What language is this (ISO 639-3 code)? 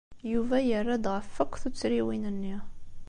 kab